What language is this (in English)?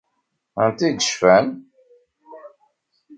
Kabyle